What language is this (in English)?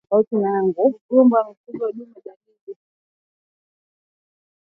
Swahili